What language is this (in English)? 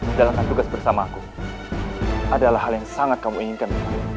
Indonesian